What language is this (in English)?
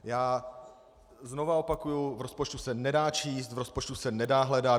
Czech